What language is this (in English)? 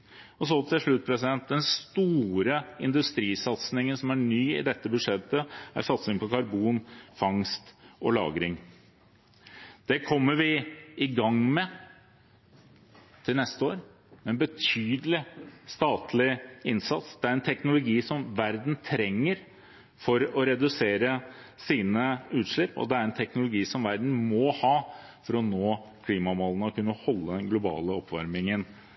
Norwegian Bokmål